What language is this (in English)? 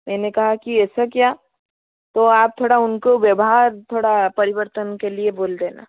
Hindi